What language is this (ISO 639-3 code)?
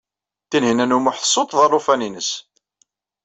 kab